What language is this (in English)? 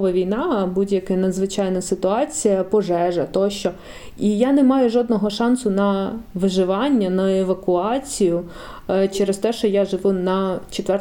Ukrainian